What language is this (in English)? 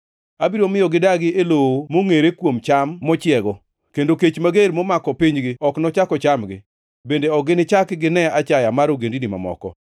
Luo (Kenya and Tanzania)